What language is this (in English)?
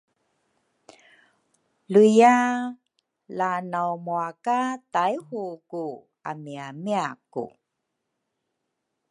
Rukai